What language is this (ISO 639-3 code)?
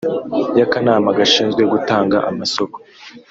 kin